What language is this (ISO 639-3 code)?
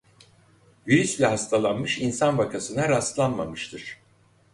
tur